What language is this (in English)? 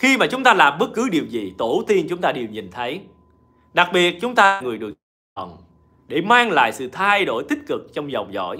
Vietnamese